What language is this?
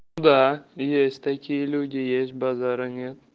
Russian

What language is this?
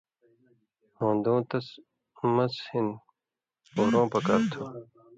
Indus Kohistani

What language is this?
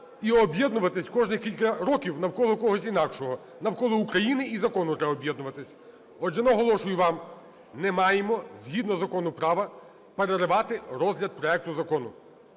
Ukrainian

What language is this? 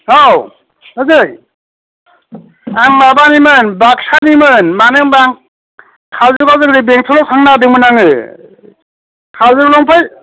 Bodo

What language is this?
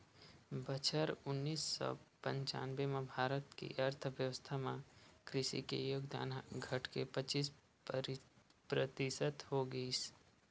Chhattisgarhi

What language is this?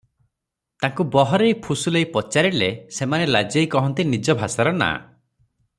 Odia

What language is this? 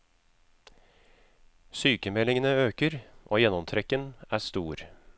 Norwegian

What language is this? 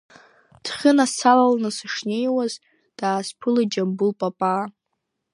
Abkhazian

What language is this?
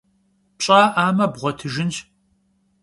Kabardian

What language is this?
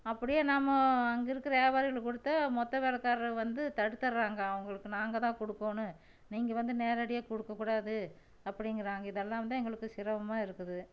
Tamil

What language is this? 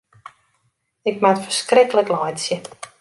Western Frisian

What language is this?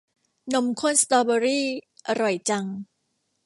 Thai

